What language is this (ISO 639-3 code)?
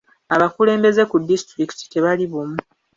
lug